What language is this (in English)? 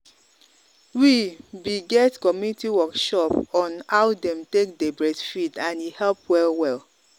Nigerian Pidgin